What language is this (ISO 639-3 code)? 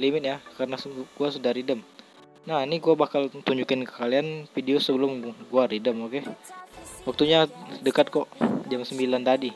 ind